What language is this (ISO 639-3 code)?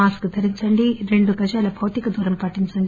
tel